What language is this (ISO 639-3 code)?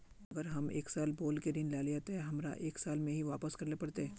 mag